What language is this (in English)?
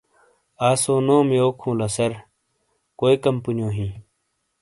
Shina